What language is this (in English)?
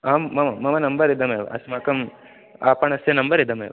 Sanskrit